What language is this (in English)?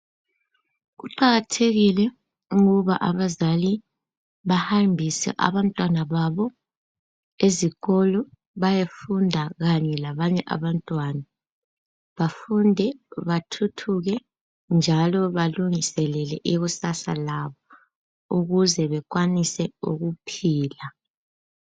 North Ndebele